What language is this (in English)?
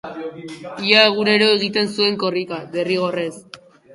Basque